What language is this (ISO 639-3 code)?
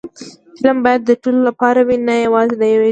pus